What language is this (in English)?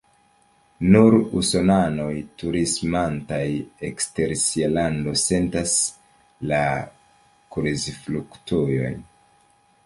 Esperanto